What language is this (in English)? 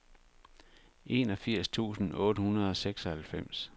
Danish